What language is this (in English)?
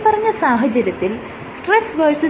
Malayalam